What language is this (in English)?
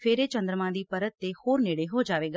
Punjabi